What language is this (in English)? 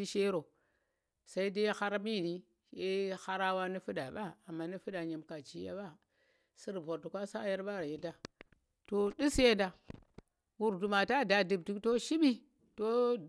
Tera